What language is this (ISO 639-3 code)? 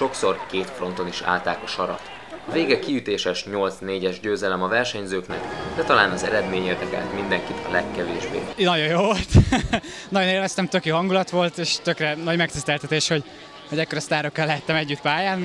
hun